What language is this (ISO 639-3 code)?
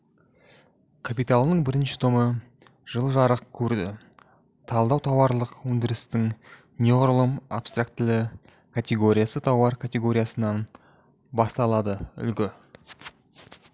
kaz